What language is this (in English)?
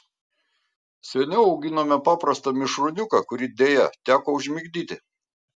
Lithuanian